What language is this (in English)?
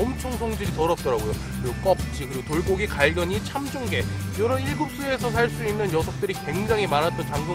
Korean